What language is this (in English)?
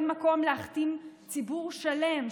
Hebrew